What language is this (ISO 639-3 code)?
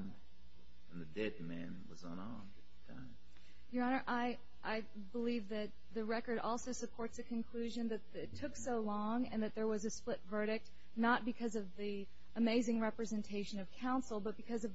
eng